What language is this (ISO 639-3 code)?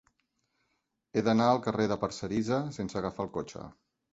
cat